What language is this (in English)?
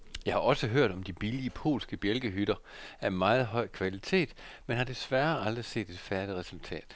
Danish